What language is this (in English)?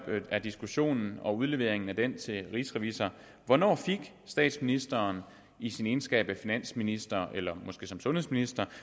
Danish